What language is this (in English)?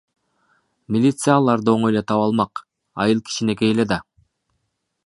Kyrgyz